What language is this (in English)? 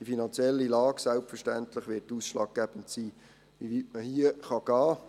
Swiss German